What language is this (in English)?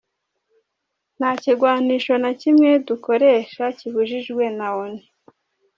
Kinyarwanda